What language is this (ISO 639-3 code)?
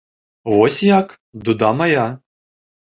bel